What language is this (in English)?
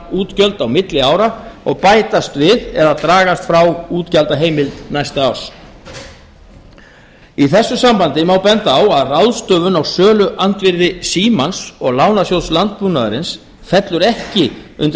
Icelandic